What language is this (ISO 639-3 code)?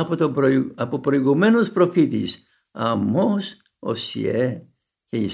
ell